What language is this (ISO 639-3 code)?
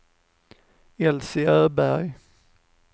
swe